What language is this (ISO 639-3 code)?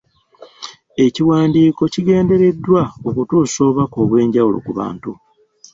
lug